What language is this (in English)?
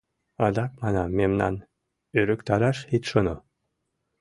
Mari